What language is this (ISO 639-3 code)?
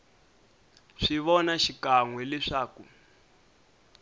tso